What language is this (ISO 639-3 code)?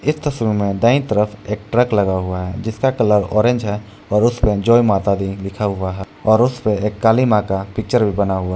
hin